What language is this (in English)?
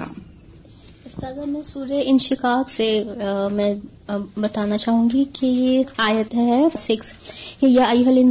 Urdu